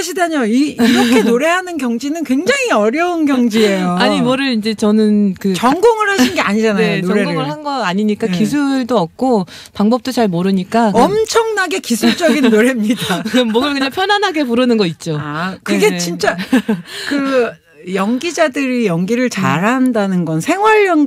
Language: Korean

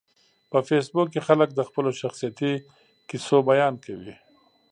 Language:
Pashto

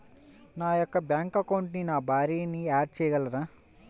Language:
Telugu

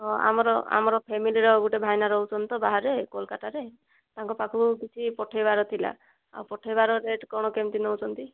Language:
Odia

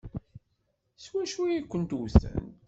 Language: Kabyle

